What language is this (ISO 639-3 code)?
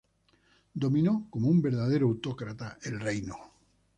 spa